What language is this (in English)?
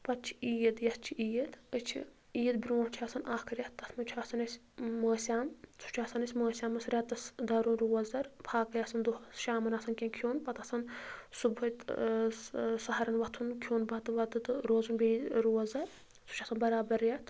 Kashmiri